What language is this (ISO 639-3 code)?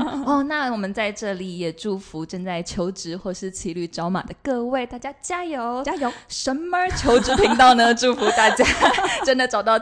zho